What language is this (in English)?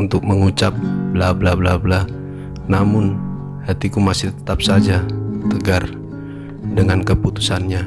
Indonesian